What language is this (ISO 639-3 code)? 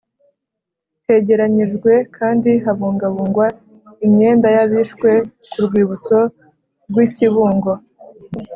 kin